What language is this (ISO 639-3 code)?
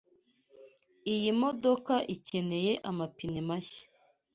kin